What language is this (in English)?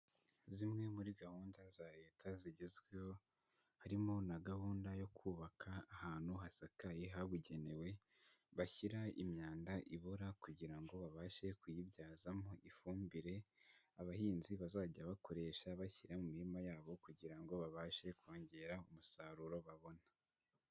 Kinyarwanda